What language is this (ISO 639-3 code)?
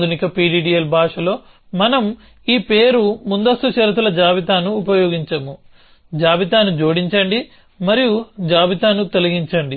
tel